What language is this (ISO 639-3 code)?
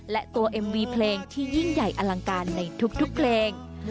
tha